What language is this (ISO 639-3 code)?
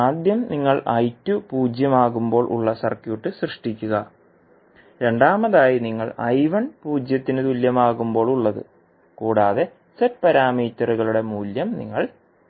mal